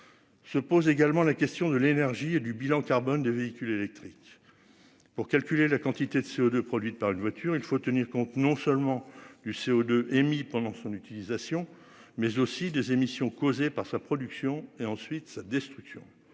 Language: French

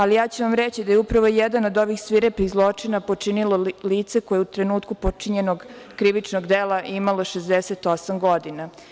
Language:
Serbian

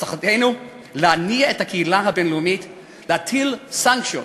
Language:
Hebrew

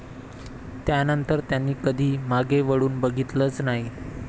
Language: Marathi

